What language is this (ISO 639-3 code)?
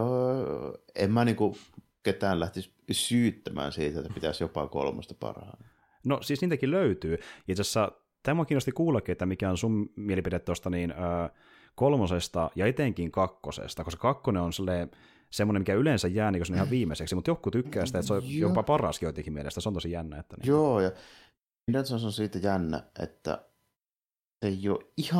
fin